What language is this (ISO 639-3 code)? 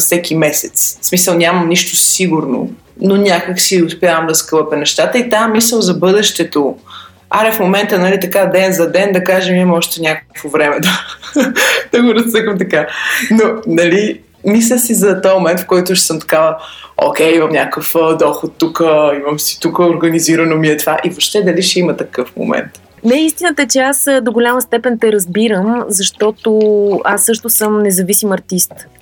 bul